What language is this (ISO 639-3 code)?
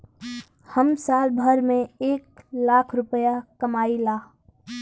bho